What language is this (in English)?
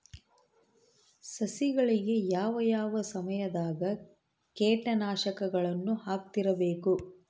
Kannada